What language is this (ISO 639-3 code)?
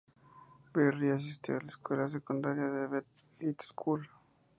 spa